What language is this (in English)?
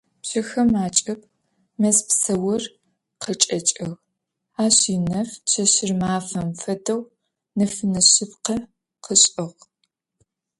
Adyghe